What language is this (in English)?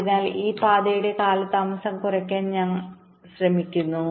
Malayalam